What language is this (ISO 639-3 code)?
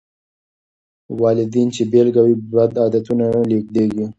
pus